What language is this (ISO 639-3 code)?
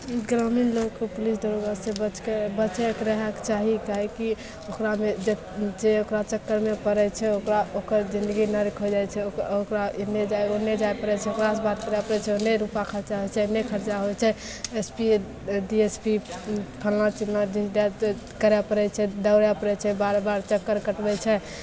mai